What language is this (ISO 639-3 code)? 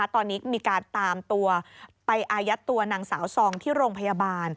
tha